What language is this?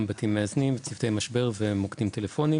Hebrew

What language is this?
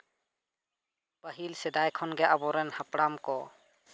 Santali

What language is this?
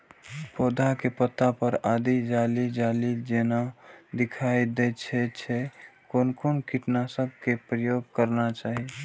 Maithili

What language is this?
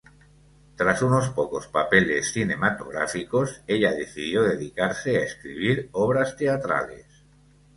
Spanish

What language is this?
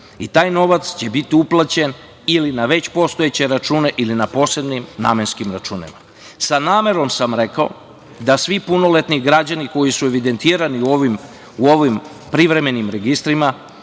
Serbian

